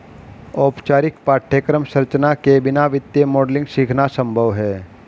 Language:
Hindi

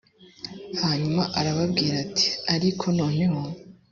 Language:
Kinyarwanda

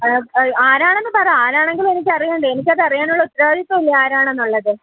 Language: Malayalam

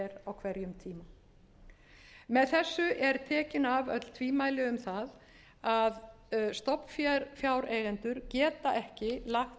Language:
Icelandic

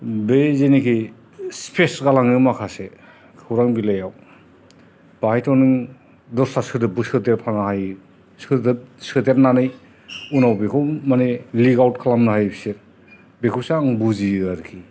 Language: Bodo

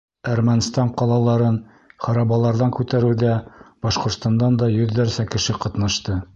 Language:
Bashkir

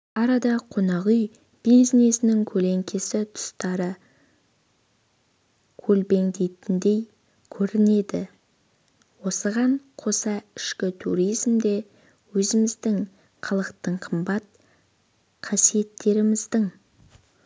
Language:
Kazakh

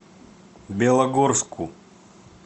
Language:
Russian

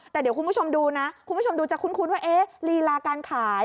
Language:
Thai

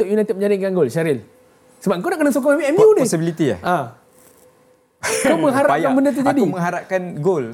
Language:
Malay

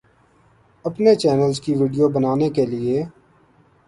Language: Urdu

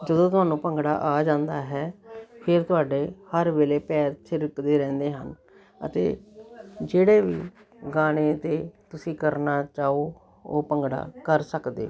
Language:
Punjabi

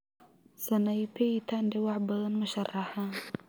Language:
Somali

